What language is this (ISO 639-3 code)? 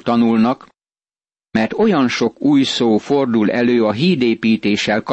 hun